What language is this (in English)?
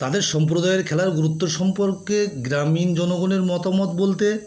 Bangla